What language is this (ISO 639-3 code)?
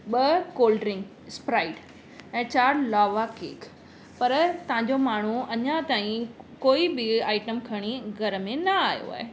snd